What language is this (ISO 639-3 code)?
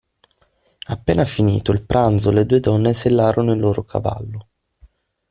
ita